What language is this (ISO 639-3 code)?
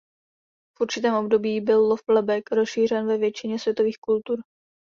ces